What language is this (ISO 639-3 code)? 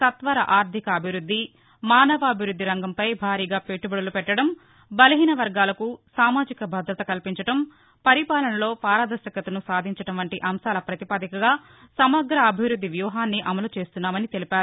tel